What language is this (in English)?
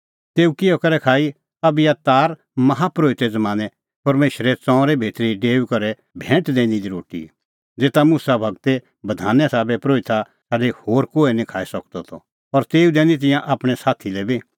Kullu Pahari